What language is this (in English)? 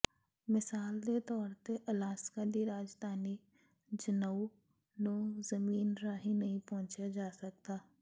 Punjabi